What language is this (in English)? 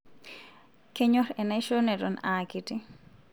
Masai